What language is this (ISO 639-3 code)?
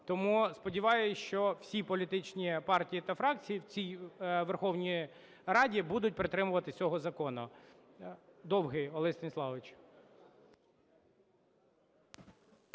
ukr